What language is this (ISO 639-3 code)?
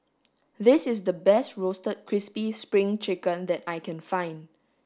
eng